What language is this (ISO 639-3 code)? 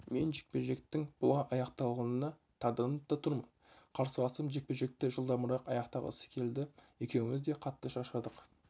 kaz